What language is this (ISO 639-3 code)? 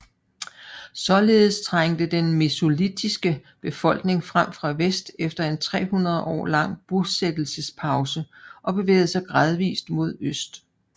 dan